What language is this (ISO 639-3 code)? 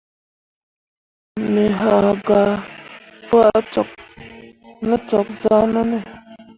mua